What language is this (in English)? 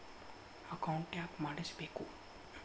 Kannada